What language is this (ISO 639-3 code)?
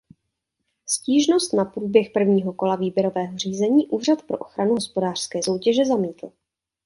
ces